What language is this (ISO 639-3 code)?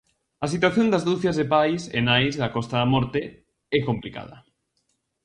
glg